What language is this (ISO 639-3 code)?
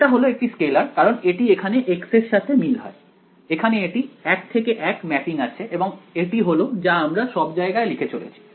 ben